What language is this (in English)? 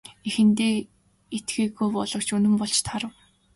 Mongolian